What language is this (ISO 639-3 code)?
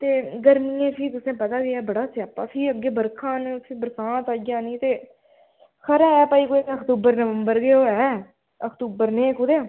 doi